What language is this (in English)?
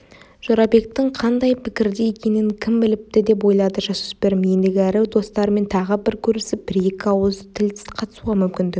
Kazakh